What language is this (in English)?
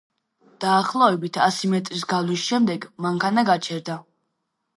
Georgian